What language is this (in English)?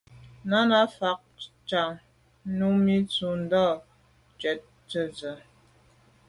Medumba